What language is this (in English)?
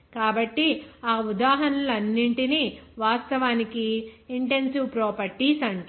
Telugu